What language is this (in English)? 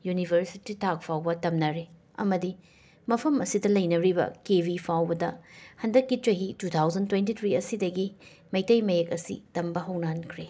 Manipuri